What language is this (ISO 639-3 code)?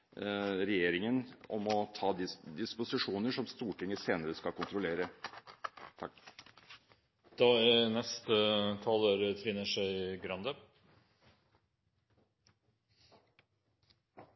nob